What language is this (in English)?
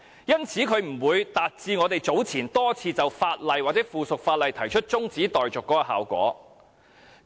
Cantonese